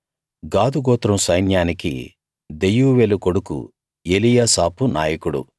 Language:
Telugu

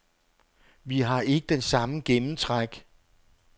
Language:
Danish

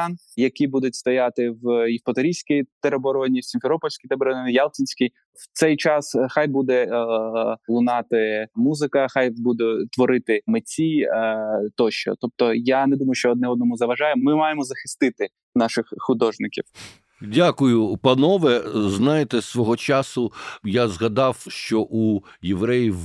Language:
Ukrainian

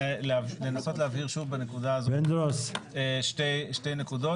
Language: Hebrew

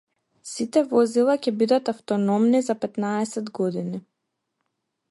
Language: Macedonian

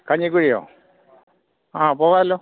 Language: Malayalam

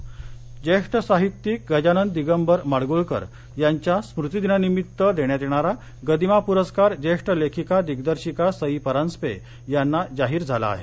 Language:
Marathi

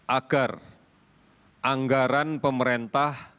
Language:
Indonesian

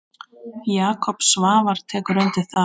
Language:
Icelandic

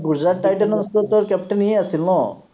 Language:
Assamese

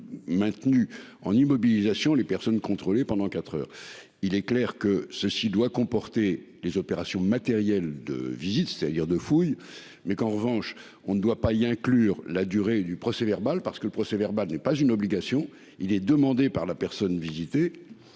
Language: French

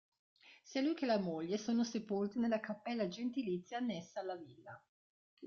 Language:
Italian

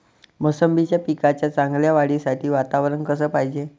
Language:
Marathi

